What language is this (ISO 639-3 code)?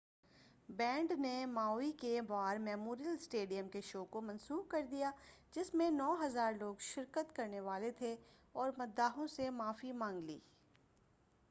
urd